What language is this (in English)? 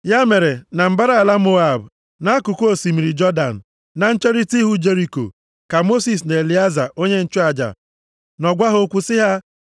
Igbo